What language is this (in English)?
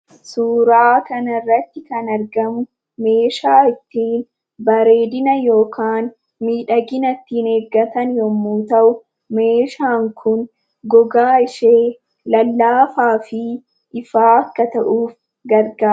Oromo